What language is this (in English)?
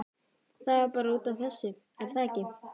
Icelandic